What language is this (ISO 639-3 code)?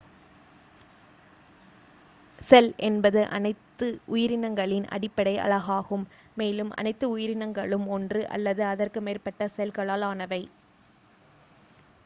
tam